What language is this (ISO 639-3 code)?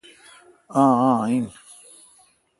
xka